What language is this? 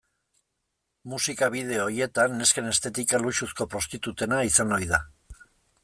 Basque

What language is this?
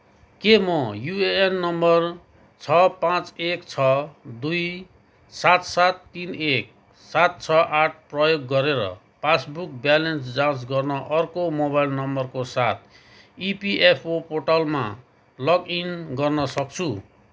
Nepali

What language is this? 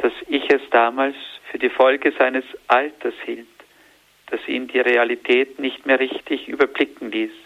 German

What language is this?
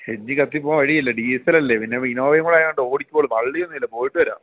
Malayalam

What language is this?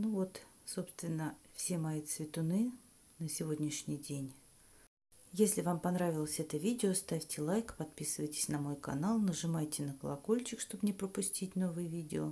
Russian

